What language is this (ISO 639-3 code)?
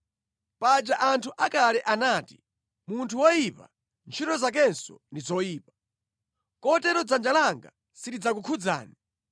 nya